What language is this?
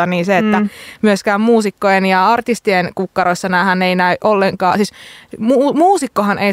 Finnish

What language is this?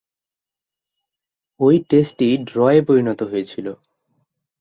Bangla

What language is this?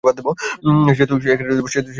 Bangla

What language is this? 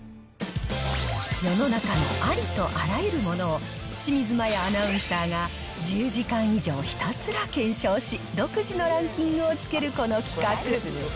Japanese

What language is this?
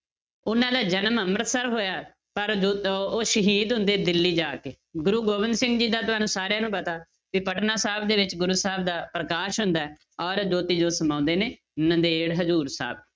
Punjabi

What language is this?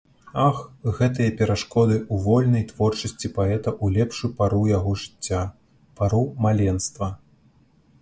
Belarusian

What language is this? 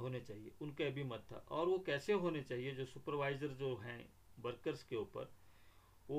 Hindi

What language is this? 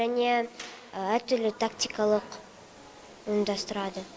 Kazakh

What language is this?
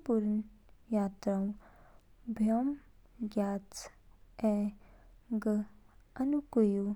Kinnauri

